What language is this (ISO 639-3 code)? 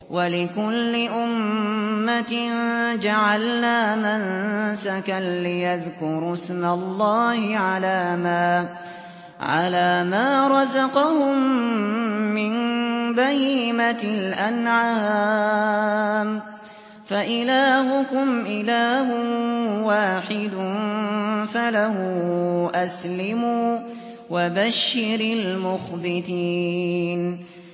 ara